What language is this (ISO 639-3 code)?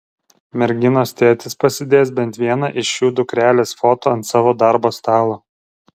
lit